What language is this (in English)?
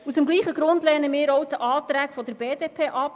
Swiss German